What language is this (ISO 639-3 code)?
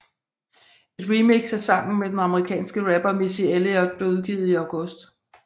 dan